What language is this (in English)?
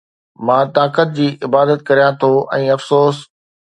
Sindhi